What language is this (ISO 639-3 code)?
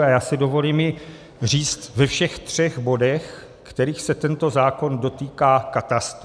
ces